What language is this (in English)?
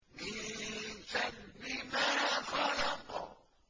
Arabic